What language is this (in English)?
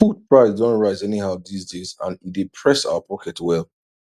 Nigerian Pidgin